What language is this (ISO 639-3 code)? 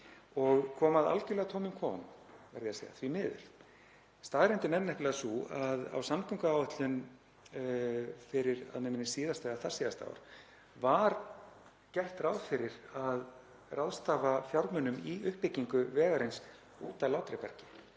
isl